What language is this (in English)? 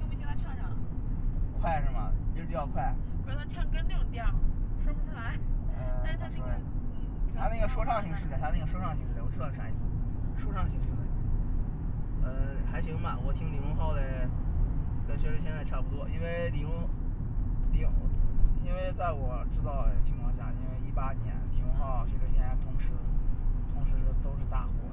Chinese